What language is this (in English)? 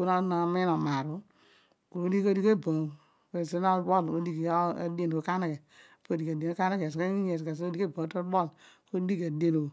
Odual